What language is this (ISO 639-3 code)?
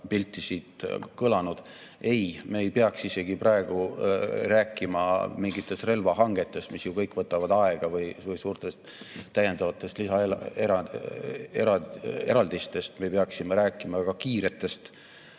est